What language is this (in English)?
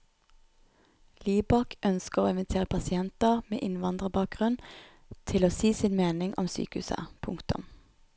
Norwegian